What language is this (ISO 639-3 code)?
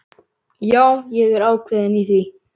isl